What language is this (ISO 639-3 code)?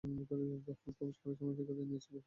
ben